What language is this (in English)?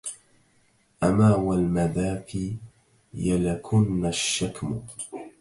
Arabic